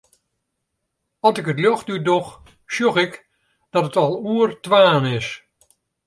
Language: Western Frisian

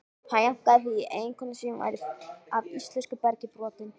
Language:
Icelandic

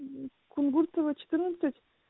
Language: Russian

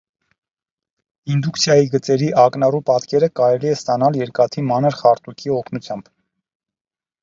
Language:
Armenian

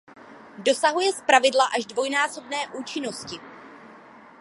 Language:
Czech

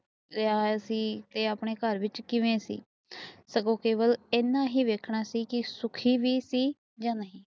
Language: Punjabi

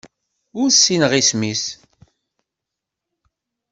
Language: Kabyle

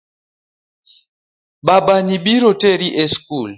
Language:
Luo (Kenya and Tanzania)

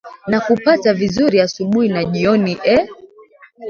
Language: Swahili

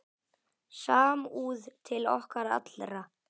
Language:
Icelandic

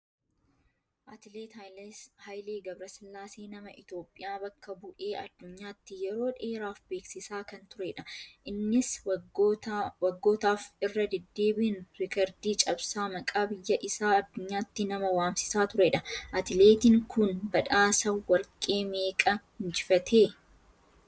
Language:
Oromo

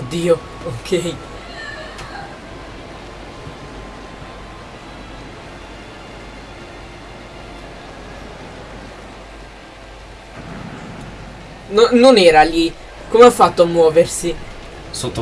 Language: Italian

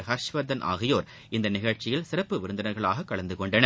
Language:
Tamil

